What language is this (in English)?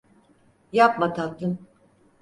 Turkish